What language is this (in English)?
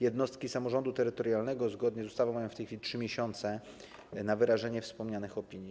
Polish